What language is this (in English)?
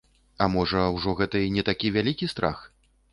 Belarusian